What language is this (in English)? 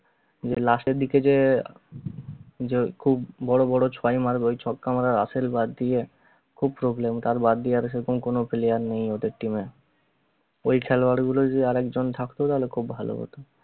Bangla